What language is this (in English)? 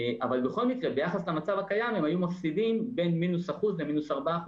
Hebrew